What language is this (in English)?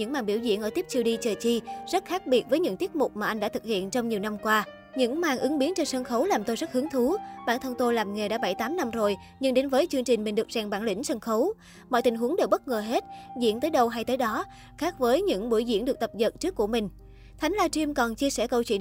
Vietnamese